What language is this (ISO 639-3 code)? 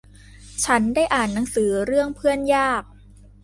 tha